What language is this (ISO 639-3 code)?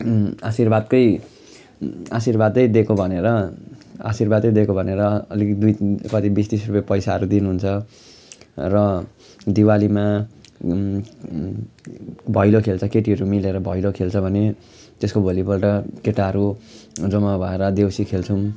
nep